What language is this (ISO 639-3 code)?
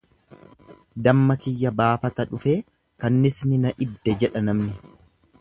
orm